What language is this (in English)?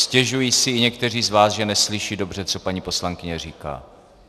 Czech